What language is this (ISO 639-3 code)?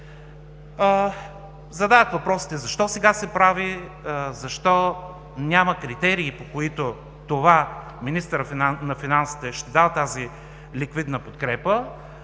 bul